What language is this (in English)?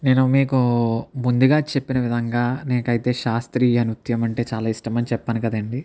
Telugu